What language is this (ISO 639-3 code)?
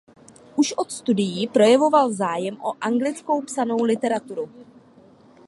ces